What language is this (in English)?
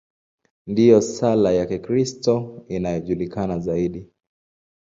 Swahili